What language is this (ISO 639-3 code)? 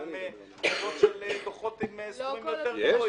heb